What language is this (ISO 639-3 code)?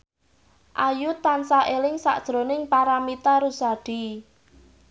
jav